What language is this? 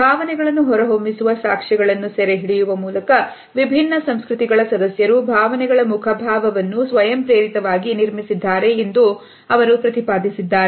Kannada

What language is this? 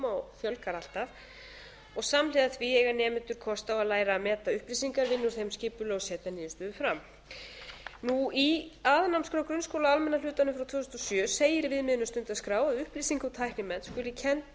Icelandic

